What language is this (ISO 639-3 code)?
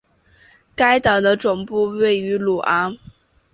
zho